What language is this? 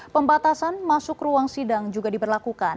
Indonesian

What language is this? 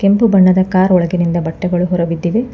Kannada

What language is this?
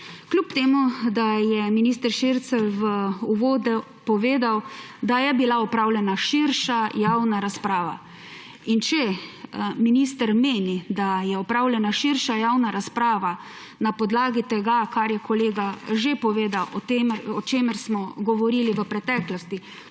Slovenian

